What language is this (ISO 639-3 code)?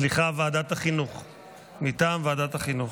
heb